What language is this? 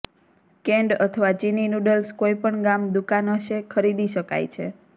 Gujarati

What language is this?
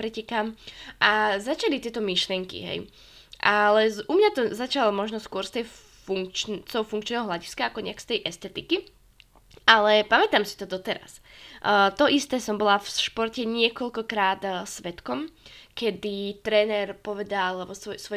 Slovak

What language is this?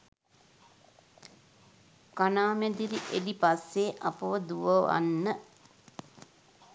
Sinhala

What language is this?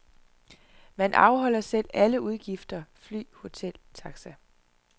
Danish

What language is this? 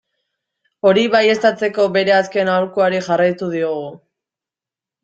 Basque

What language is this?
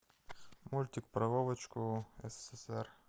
Russian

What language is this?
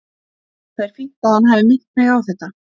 Icelandic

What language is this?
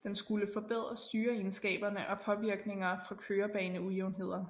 Danish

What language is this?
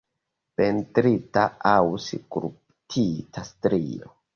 Esperanto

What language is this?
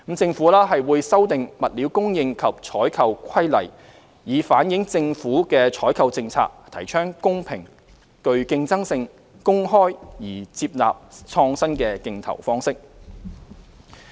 Cantonese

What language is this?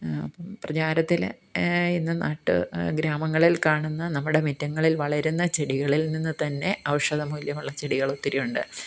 Malayalam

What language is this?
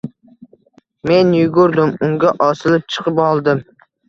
Uzbek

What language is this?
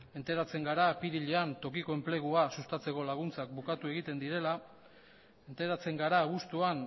Basque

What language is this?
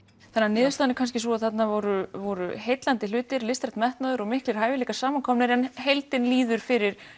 Icelandic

